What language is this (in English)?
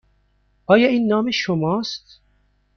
Persian